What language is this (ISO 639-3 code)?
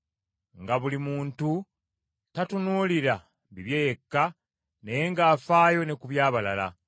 lug